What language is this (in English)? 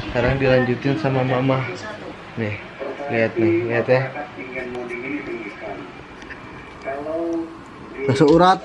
Indonesian